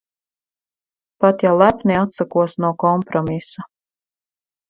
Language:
Latvian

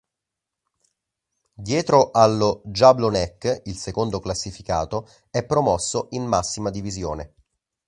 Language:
Italian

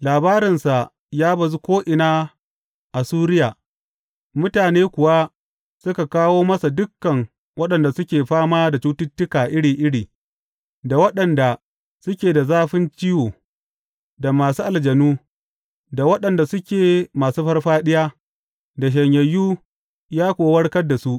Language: Hausa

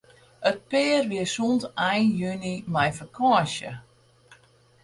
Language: Western Frisian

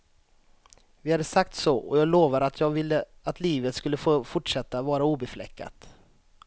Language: Swedish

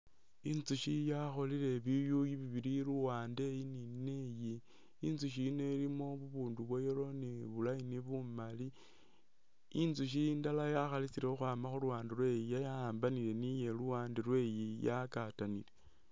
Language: Masaaba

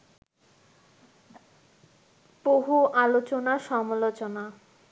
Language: Bangla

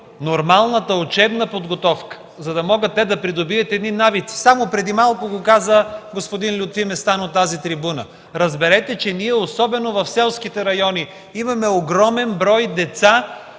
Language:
Bulgarian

